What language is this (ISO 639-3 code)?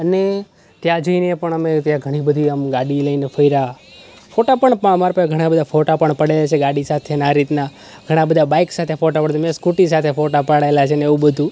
guj